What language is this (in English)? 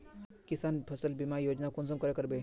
Magahi